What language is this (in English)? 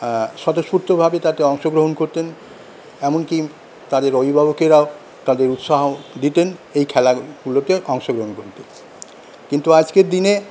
Bangla